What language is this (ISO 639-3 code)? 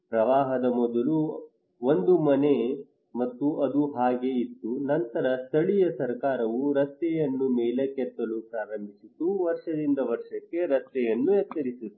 kan